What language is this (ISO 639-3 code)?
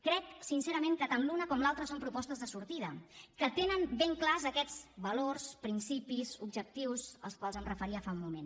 cat